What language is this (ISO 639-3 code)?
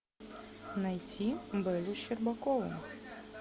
rus